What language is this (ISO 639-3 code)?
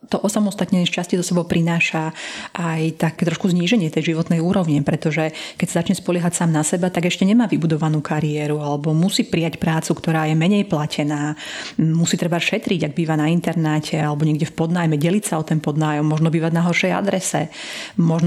slk